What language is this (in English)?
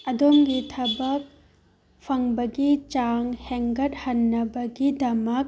Manipuri